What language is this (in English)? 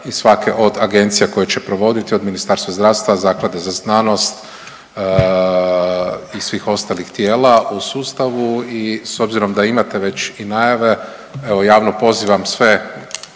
Croatian